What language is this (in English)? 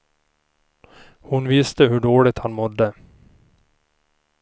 Swedish